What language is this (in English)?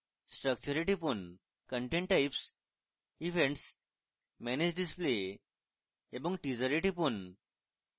Bangla